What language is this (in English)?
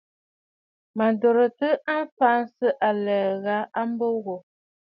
Bafut